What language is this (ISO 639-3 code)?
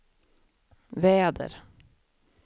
swe